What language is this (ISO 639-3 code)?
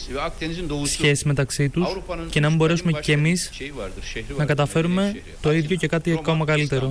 ell